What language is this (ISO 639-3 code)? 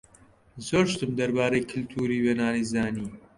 ckb